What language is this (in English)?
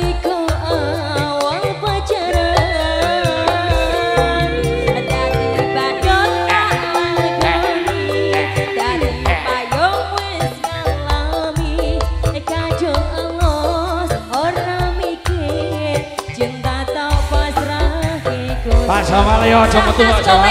Indonesian